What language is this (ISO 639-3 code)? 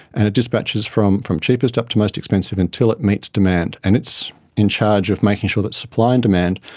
eng